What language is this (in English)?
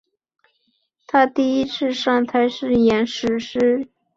Chinese